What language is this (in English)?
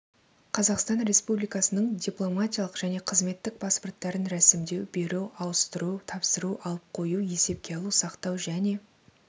Kazakh